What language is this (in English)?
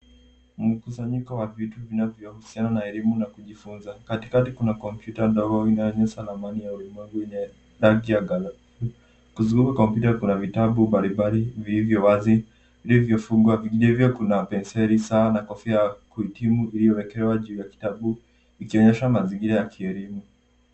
Swahili